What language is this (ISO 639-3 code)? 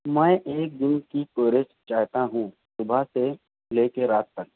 urd